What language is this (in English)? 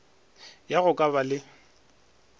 Northern Sotho